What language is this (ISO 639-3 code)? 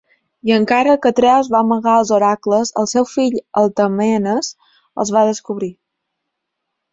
cat